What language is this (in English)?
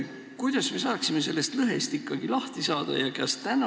Estonian